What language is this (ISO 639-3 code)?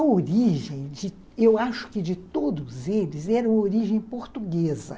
por